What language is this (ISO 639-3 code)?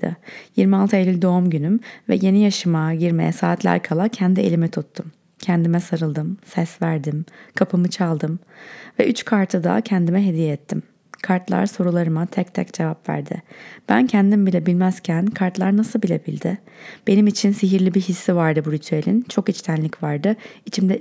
tur